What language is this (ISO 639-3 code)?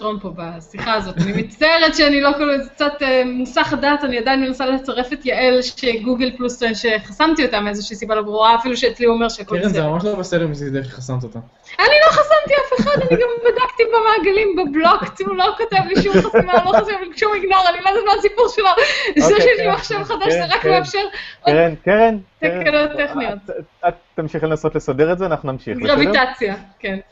heb